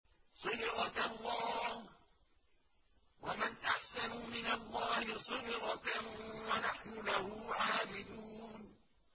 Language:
Arabic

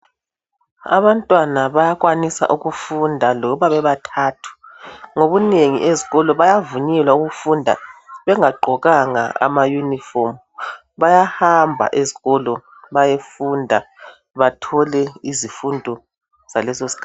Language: North Ndebele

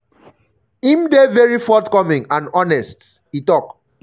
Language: Nigerian Pidgin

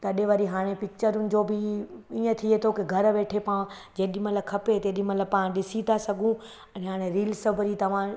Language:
Sindhi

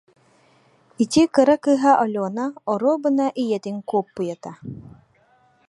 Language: Yakut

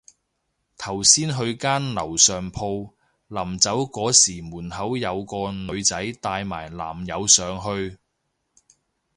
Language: Cantonese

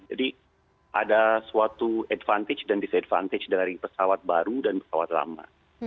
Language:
Indonesian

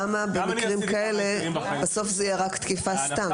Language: Hebrew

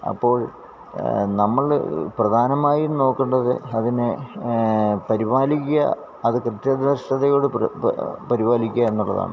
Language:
Malayalam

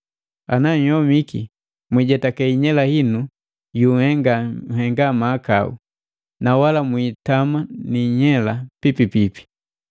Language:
Matengo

